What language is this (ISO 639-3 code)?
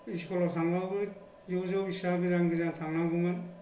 brx